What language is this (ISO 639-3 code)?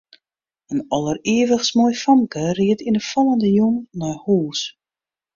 fry